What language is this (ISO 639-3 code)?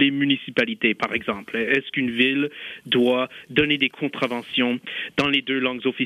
fra